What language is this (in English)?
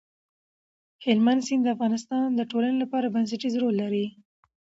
Pashto